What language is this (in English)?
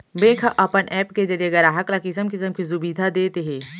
Chhattisgarhi